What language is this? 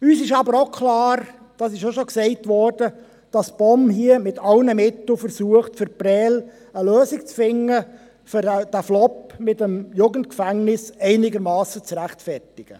Swiss German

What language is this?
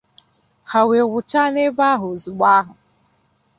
Igbo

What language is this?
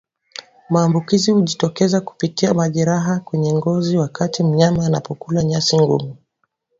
Swahili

